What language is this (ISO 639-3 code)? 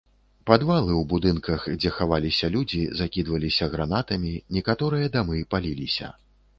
bel